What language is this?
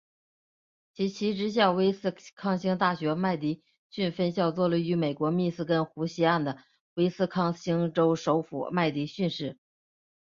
Chinese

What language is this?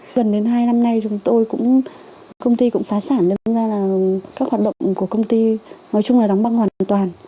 Vietnamese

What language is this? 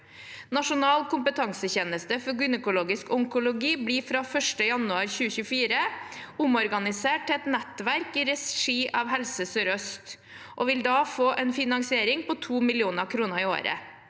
Norwegian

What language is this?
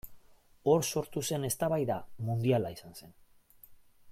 Basque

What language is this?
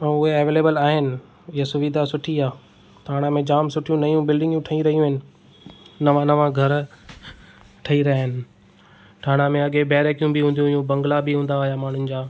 Sindhi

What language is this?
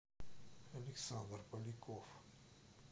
Russian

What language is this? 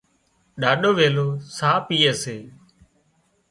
Wadiyara Koli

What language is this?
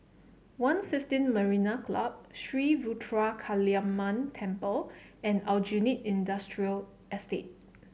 English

